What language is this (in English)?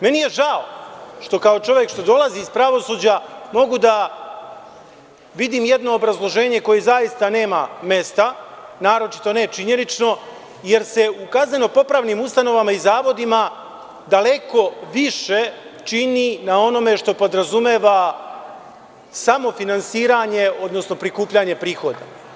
Serbian